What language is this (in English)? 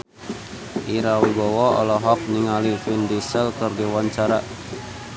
Sundanese